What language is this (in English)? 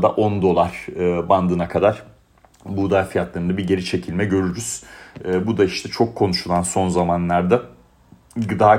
Turkish